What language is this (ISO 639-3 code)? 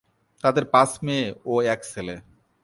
ben